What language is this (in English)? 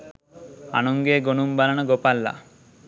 Sinhala